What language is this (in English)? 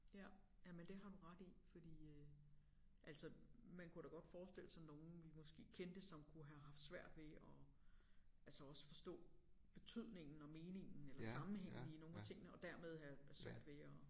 Danish